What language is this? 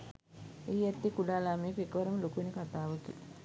Sinhala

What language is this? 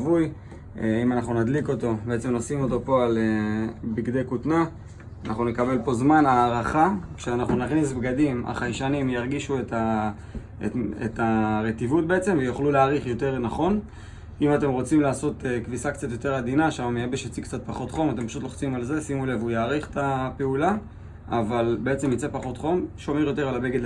Hebrew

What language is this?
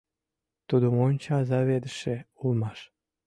Mari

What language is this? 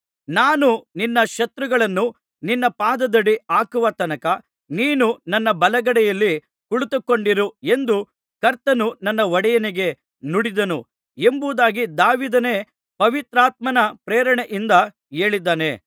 Kannada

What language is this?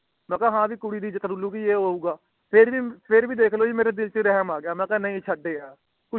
Punjabi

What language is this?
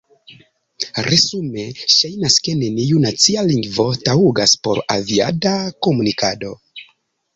Esperanto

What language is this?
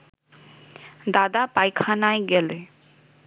Bangla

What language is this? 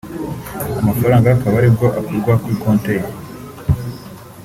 Kinyarwanda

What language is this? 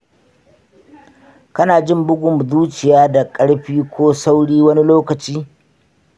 Hausa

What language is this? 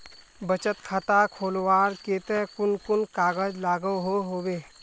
Magahi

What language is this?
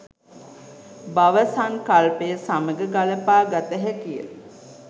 Sinhala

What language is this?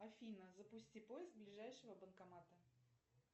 Russian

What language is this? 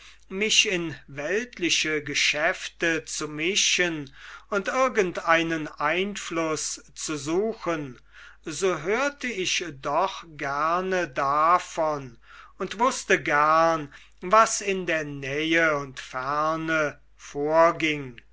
German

